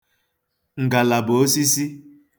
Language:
Igbo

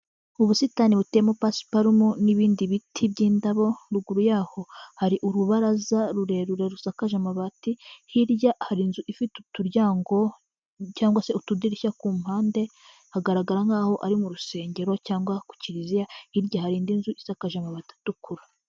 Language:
Kinyarwanda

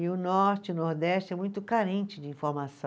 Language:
Portuguese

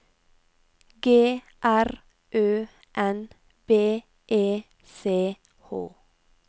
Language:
Norwegian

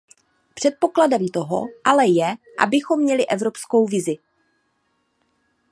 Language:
Czech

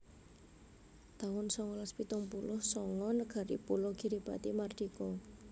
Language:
Javanese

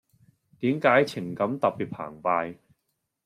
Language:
Cantonese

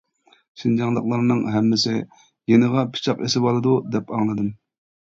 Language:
Uyghur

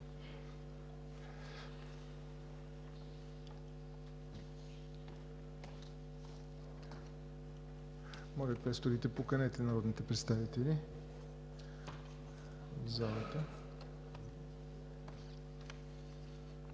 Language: Bulgarian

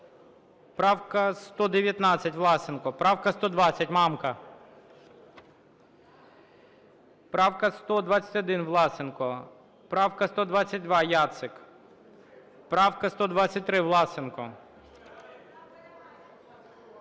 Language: Ukrainian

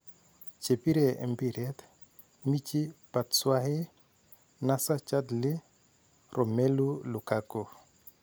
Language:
Kalenjin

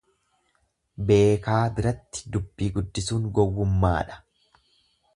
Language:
Oromo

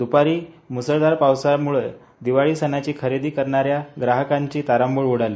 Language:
Marathi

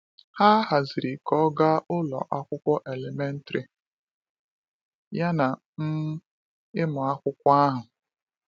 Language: Igbo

